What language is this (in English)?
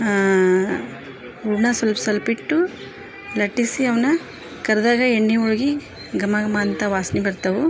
Kannada